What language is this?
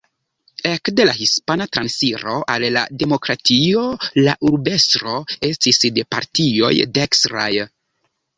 Esperanto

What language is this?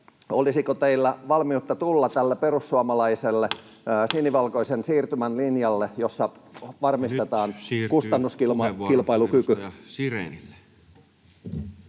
Finnish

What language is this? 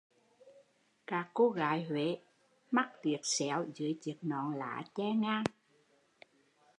Vietnamese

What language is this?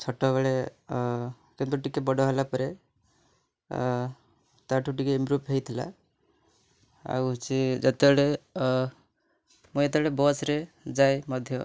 Odia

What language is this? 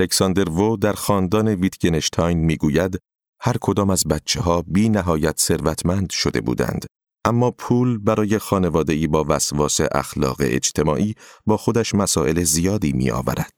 Persian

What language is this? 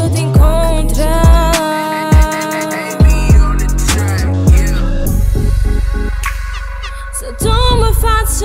Portuguese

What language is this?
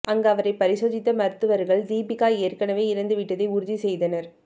Tamil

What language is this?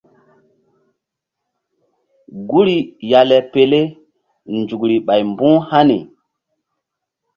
Mbum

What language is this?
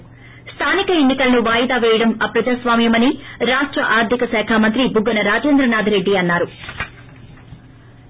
Telugu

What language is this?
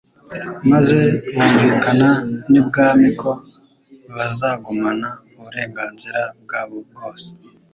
Kinyarwanda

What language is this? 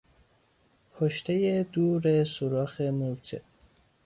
Persian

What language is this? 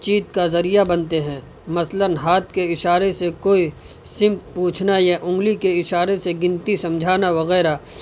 Urdu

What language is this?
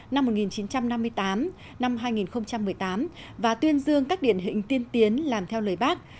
Vietnamese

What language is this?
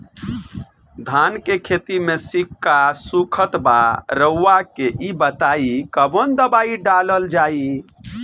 Bhojpuri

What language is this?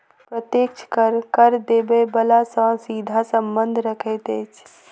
Maithili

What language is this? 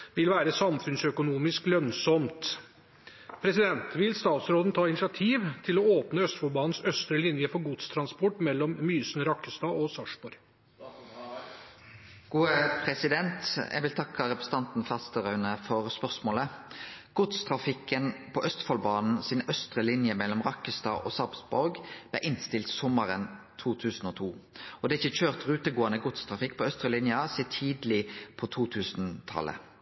Norwegian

